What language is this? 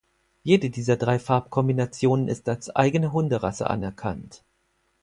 German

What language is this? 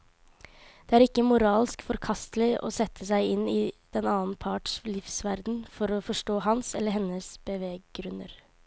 Norwegian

